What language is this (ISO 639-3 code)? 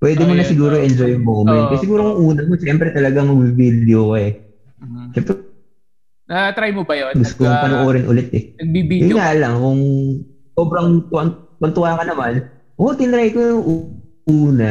fil